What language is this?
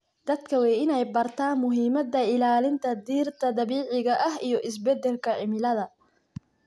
Somali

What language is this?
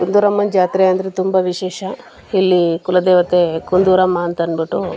Kannada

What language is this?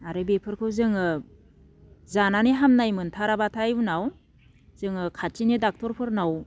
Bodo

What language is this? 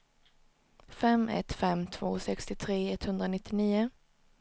Swedish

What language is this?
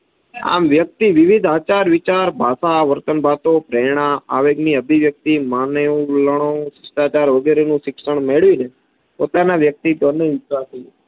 Gujarati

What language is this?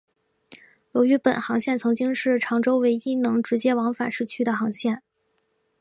Chinese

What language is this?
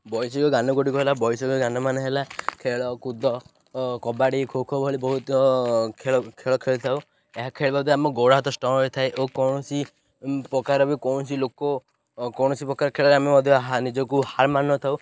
Odia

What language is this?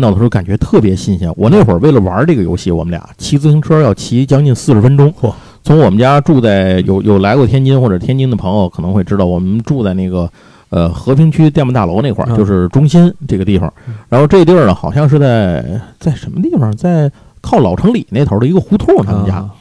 Chinese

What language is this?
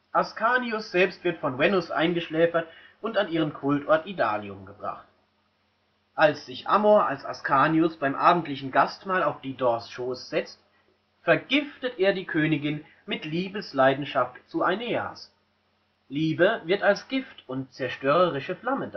German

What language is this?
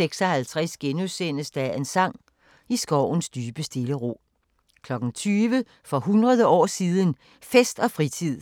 Danish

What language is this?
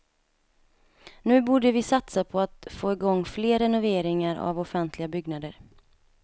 Swedish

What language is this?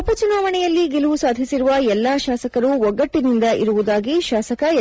Kannada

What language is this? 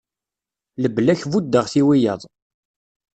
Kabyle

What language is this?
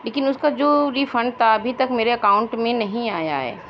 Urdu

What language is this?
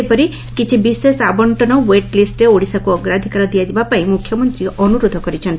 Odia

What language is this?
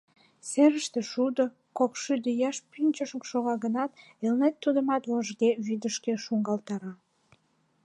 Mari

